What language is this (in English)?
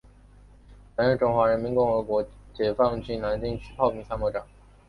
Chinese